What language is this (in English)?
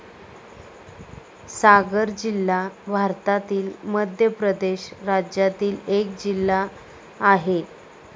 Marathi